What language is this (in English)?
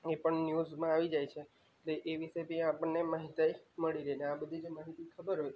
Gujarati